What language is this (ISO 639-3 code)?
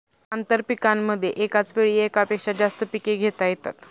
mar